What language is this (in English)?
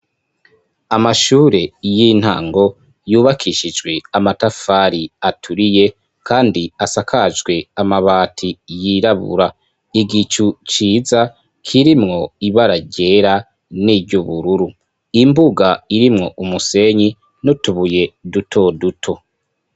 Rundi